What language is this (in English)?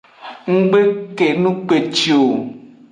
Aja (Benin)